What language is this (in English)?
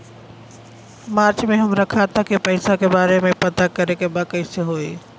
Bhojpuri